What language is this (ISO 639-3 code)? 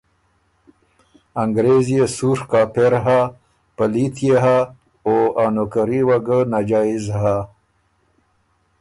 oru